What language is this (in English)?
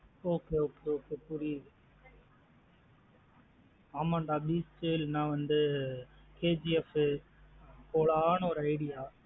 Tamil